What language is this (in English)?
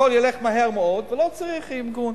Hebrew